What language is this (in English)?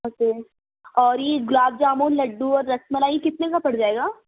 Urdu